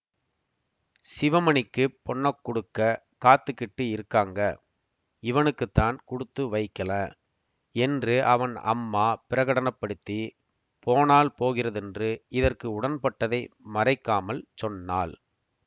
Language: Tamil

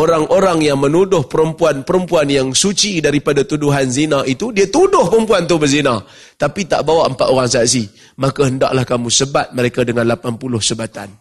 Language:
Malay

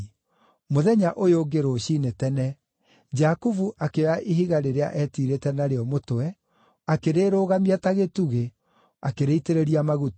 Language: Kikuyu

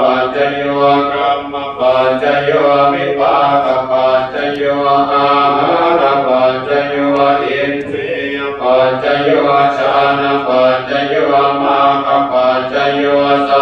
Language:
Thai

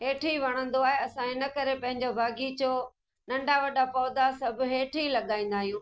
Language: Sindhi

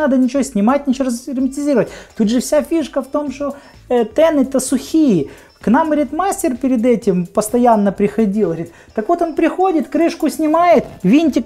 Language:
Russian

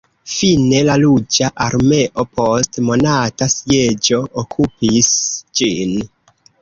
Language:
Esperanto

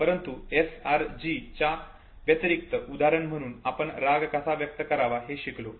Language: Marathi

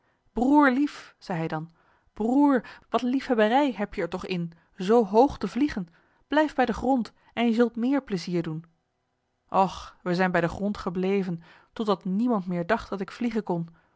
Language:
Dutch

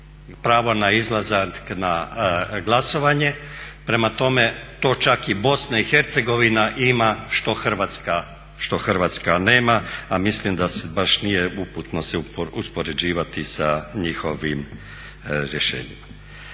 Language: Croatian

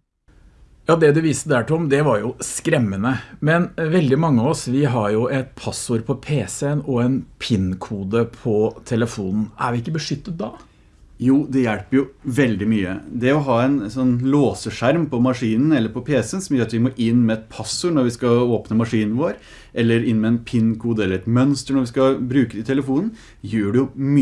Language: Norwegian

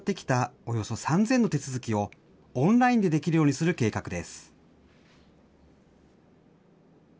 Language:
Japanese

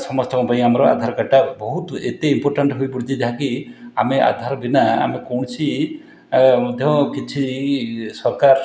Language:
Odia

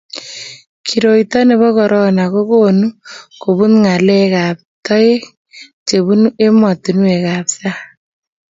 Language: Kalenjin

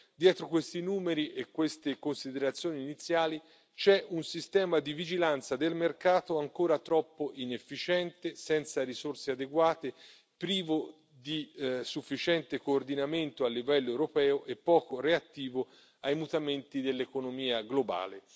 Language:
Italian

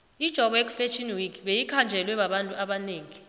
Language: South Ndebele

